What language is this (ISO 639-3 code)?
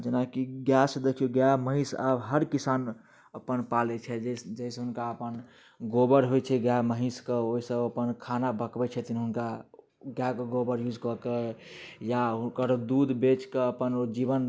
mai